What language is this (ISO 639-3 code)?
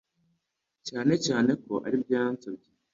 kin